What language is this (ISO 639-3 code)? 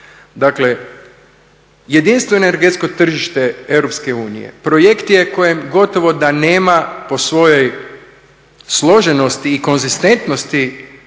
hrv